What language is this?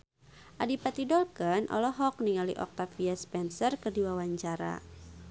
Sundanese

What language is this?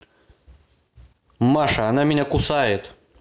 Russian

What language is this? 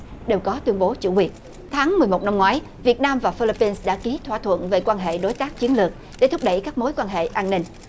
Vietnamese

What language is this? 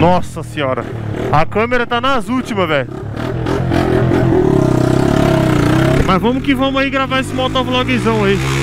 Portuguese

